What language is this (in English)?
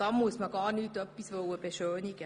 Swiss German